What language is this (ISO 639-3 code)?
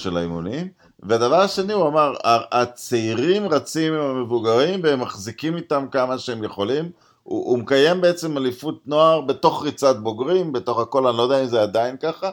heb